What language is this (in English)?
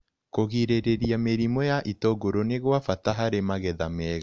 Kikuyu